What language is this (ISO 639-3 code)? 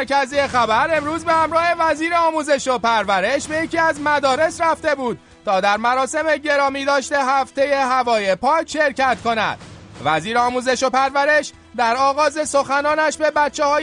fas